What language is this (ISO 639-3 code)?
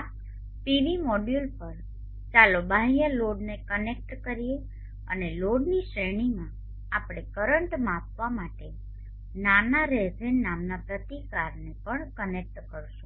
guj